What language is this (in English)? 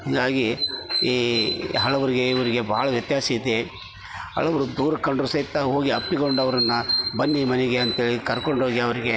Kannada